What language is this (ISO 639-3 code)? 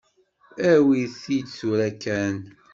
kab